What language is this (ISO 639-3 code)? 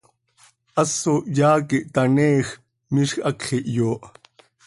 sei